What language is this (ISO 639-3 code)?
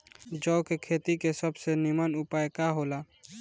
bho